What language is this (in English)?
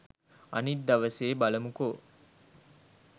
Sinhala